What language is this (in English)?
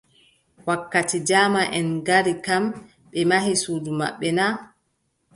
Adamawa Fulfulde